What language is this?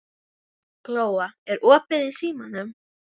Icelandic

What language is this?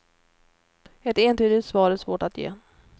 Swedish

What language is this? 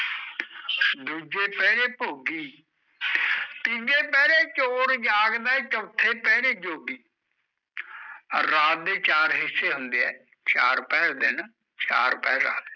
Punjabi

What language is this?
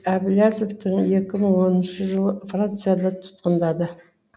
Kazakh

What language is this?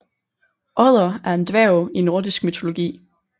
Danish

